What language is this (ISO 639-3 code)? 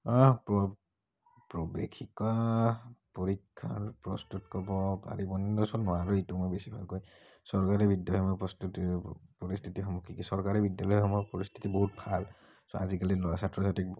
asm